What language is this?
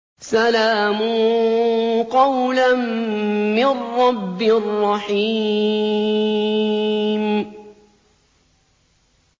Arabic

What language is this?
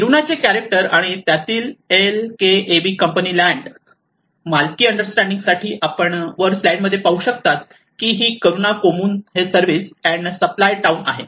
Marathi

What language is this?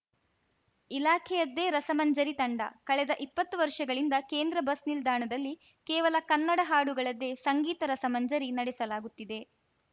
Kannada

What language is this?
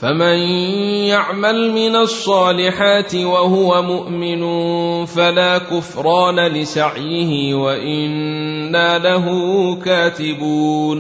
Arabic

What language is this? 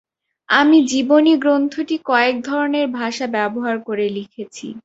Bangla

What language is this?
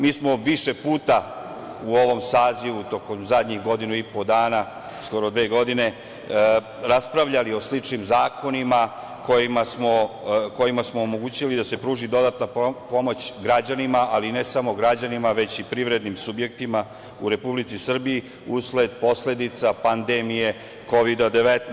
Serbian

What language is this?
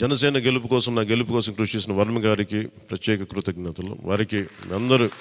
Telugu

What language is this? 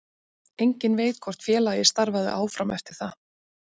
Icelandic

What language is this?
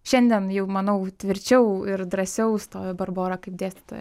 Lithuanian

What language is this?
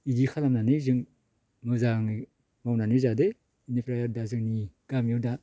Bodo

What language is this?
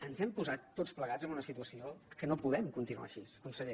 Catalan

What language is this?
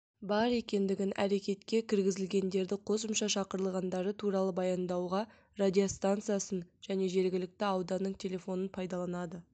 Kazakh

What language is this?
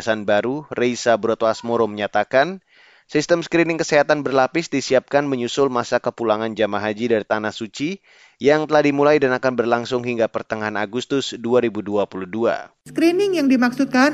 Indonesian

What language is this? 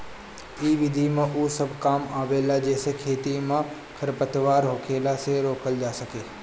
Bhojpuri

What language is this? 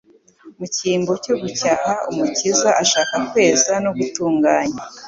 Kinyarwanda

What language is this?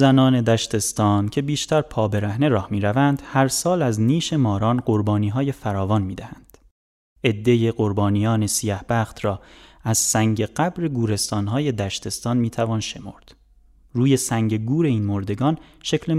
Persian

